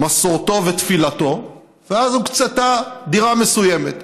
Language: Hebrew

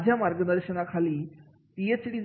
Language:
Marathi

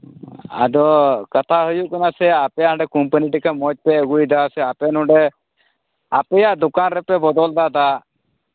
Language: Santali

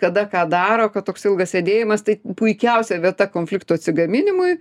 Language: Lithuanian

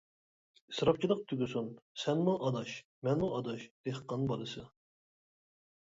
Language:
Uyghur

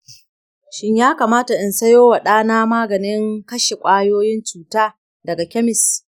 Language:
Hausa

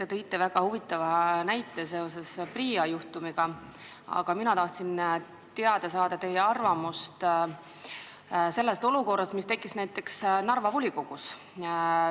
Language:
Estonian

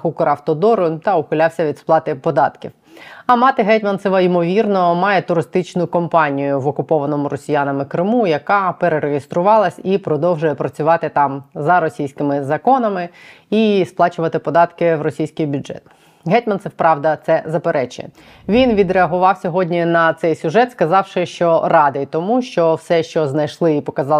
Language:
Ukrainian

